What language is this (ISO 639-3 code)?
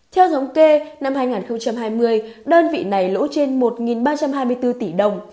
vie